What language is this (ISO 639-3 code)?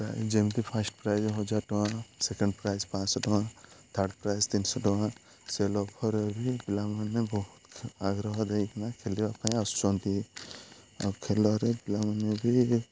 ori